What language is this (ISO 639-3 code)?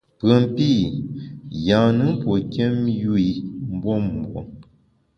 bax